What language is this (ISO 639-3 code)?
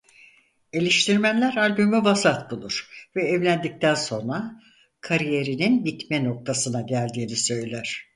tur